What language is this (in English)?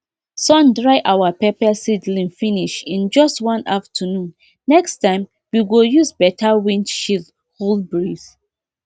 Nigerian Pidgin